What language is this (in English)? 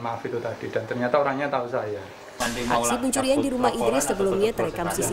Indonesian